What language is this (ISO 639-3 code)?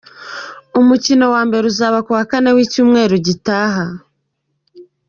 kin